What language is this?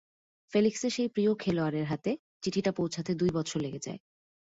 Bangla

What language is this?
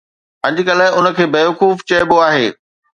Sindhi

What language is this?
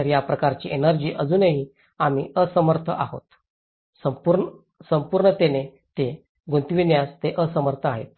Marathi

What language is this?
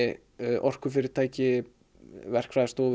Icelandic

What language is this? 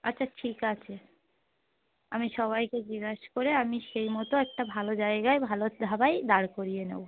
Bangla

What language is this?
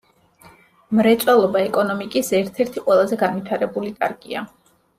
Georgian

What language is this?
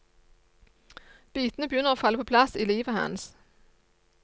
Norwegian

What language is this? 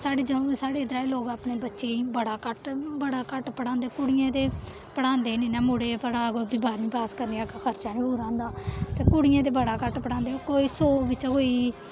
Dogri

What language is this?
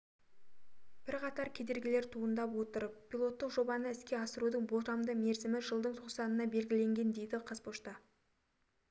Kazakh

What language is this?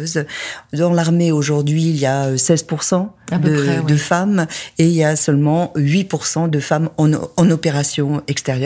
French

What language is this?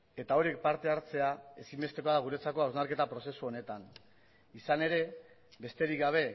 Basque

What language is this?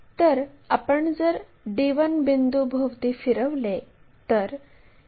Marathi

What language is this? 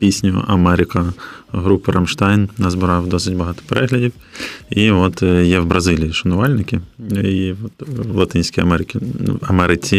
Ukrainian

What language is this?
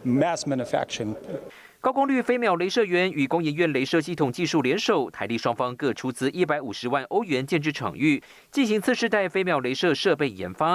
Chinese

